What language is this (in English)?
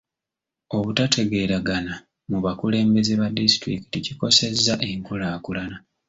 Ganda